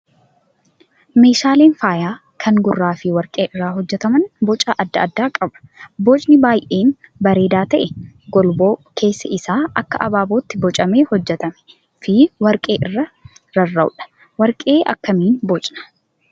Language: Oromo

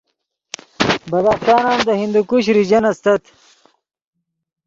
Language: Yidgha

